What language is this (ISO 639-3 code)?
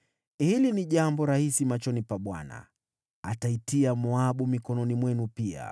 swa